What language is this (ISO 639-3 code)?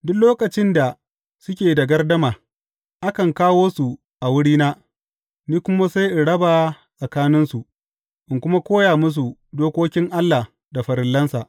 hau